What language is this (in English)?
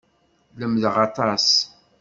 Kabyle